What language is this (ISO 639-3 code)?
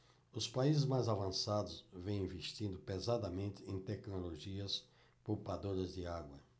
por